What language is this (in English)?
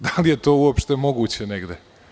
Serbian